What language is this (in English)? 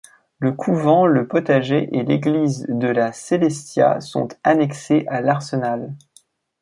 French